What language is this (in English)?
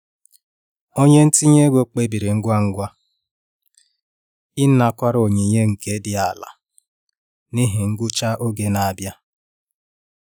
Igbo